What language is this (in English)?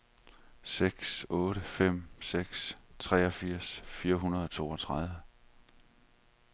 Danish